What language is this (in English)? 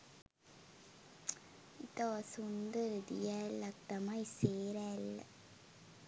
Sinhala